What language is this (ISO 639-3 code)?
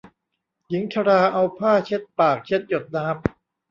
tha